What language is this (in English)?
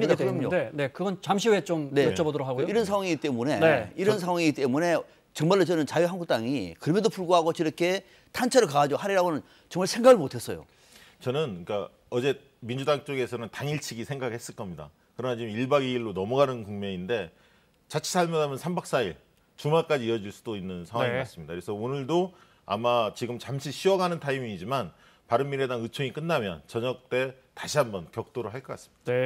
Korean